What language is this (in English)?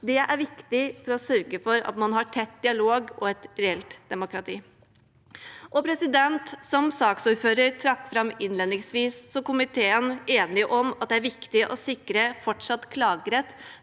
Norwegian